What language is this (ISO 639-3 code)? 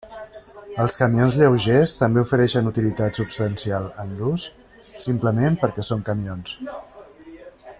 cat